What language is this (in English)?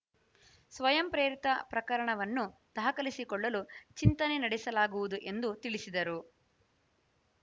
Kannada